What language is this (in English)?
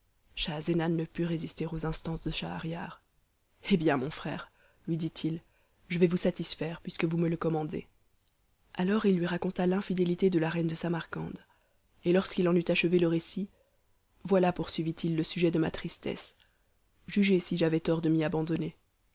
French